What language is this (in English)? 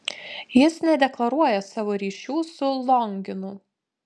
Lithuanian